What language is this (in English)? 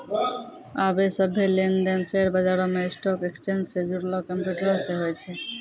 Maithili